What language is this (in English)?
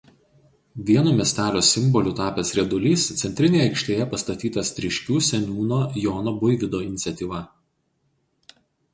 Lithuanian